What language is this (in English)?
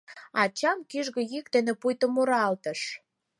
Mari